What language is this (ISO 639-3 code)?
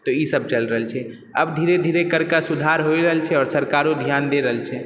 mai